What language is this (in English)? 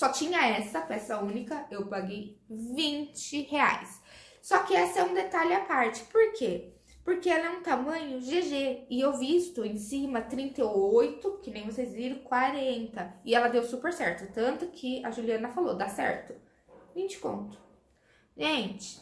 Portuguese